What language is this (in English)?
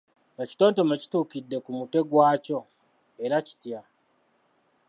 Ganda